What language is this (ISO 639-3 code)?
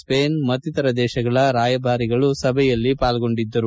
kan